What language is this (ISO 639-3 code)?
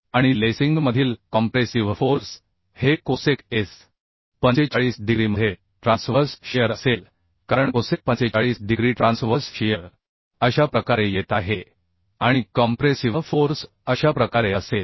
mar